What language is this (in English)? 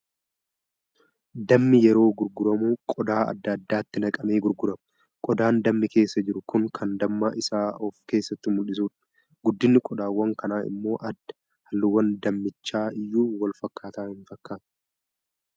Oromo